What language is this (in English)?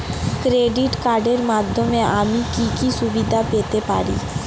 Bangla